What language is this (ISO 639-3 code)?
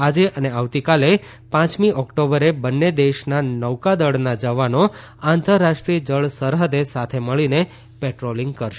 guj